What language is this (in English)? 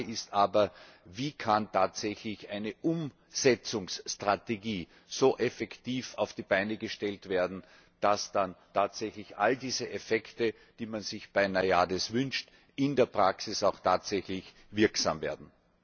German